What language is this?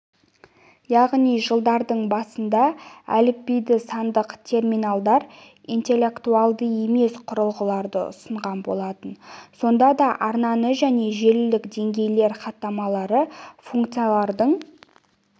Kazakh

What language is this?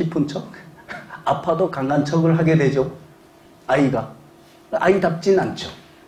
Korean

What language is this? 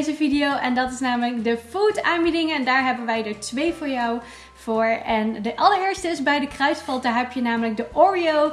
Dutch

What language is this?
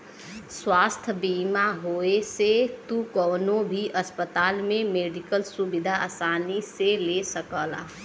Bhojpuri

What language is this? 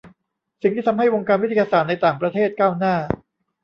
Thai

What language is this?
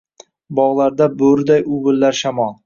Uzbek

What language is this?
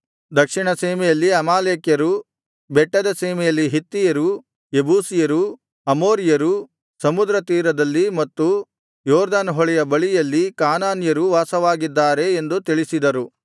Kannada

